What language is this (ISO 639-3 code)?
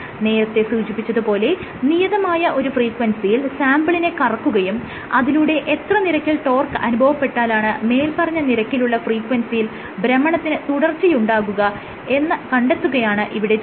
mal